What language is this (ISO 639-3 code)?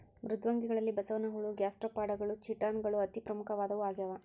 kan